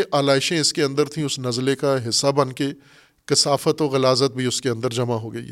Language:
Urdu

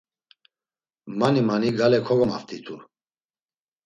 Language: Laz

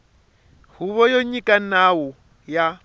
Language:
Tsonga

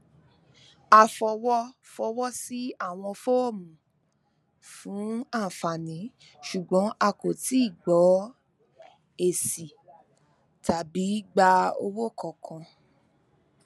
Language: Yoruba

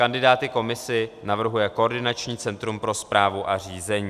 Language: Czech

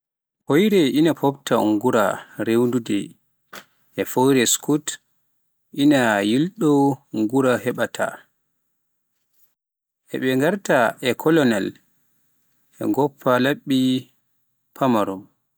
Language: Pular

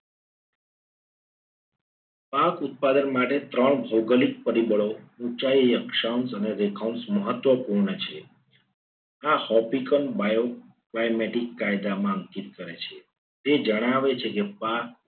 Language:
Gujarati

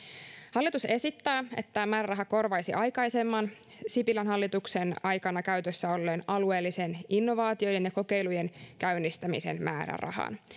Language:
Finnish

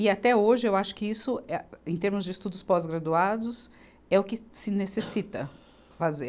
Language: Portuguese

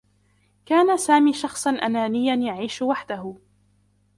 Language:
Arabic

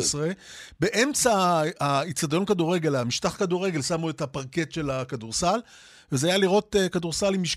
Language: Hebrew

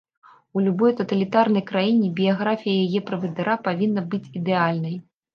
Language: Belarusian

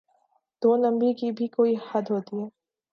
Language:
Urdu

